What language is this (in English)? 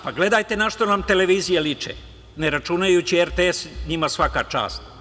Serbian